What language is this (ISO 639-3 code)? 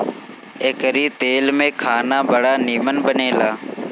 bho